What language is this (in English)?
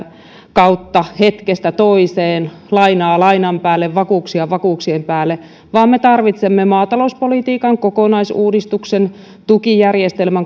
Finnish